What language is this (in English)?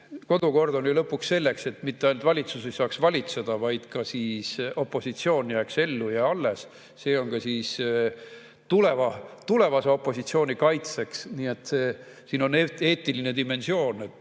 Estonian